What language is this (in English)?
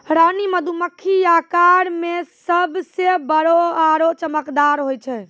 Maithili